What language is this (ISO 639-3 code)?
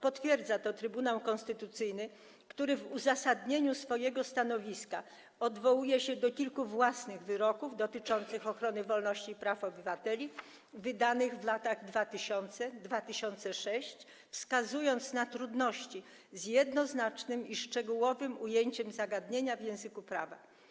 pol